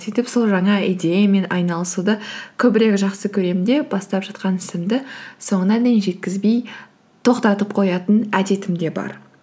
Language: Kazakh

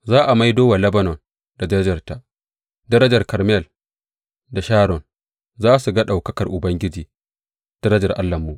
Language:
Hausa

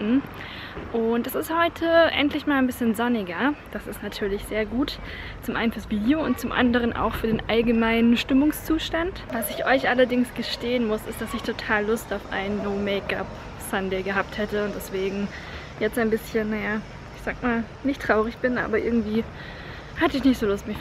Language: German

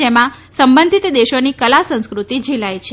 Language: Gujarati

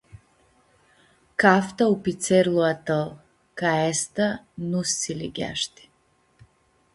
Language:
Aromanian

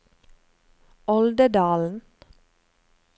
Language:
Norwegian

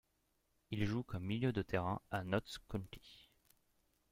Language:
French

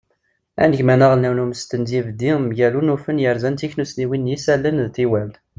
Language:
Kabyle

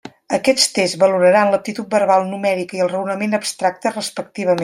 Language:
Catalan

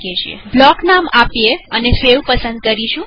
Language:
Gujarati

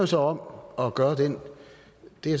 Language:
Danish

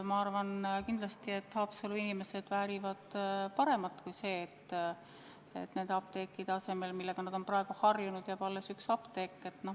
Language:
Estonian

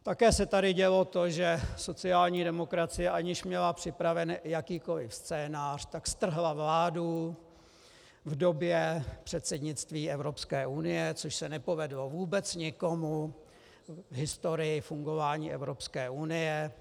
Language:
Czech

